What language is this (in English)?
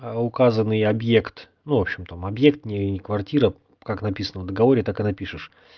Russian